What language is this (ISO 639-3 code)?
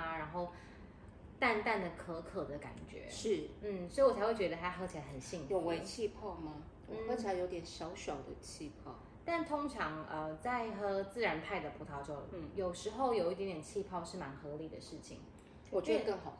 zho